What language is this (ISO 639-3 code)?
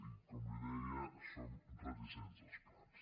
cat